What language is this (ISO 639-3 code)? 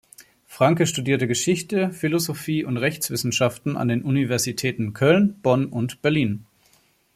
deu